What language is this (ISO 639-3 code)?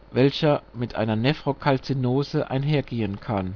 deu